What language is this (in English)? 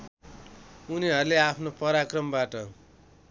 Nepali